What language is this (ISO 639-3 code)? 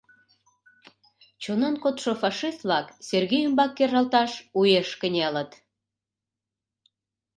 chm